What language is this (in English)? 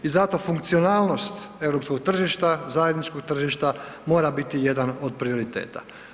Croatian